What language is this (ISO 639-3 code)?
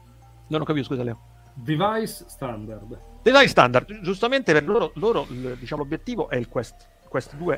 ita